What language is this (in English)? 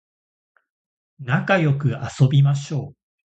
Japanese